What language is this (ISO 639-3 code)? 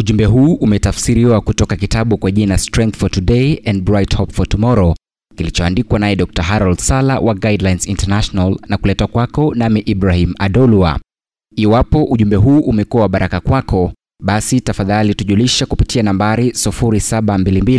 swa